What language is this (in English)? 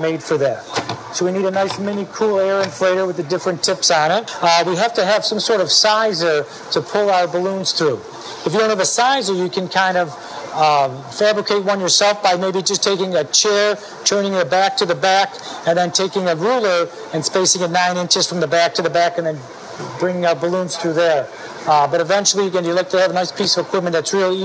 English